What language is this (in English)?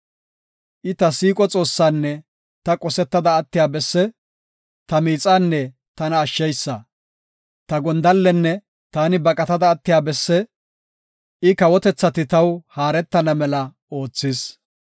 Gofa